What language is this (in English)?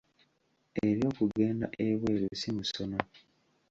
Ganda